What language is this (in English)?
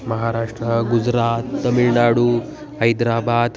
Sanskrit